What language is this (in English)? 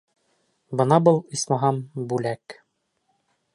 Bashkir